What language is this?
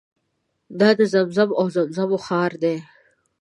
Pashto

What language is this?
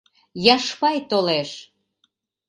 Mari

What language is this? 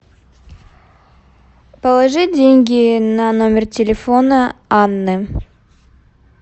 Russian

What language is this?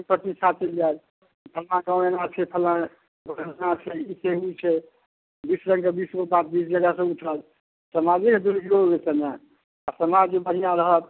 Maithili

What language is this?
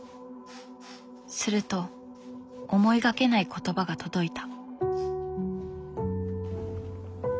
Japanese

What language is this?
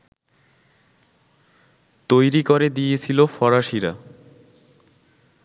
Bangla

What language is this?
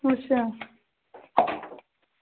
Dogri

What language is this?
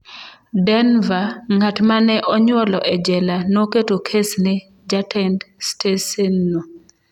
Luo (Kenya and Tanzania)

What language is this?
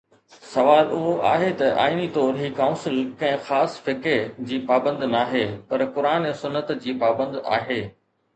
Sindhi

